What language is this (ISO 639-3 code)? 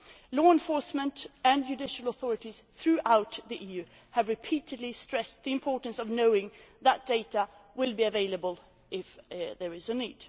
eng